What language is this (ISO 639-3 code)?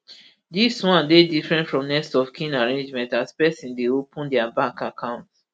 pcm